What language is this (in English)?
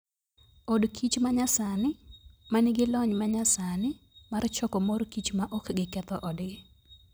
Luo (Kenya and Tanzania)